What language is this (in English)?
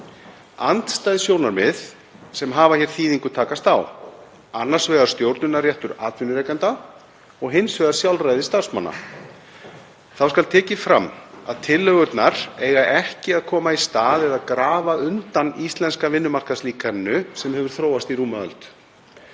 Icelandic